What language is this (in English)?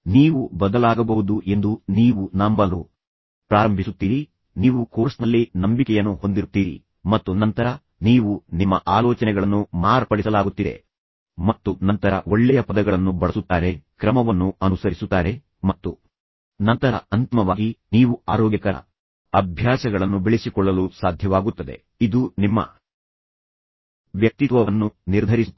Kannada